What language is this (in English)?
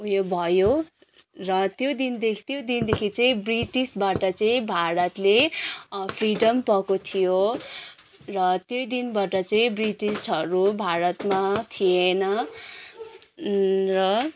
Nepali